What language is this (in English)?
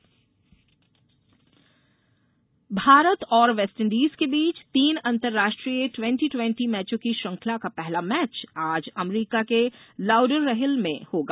Hindi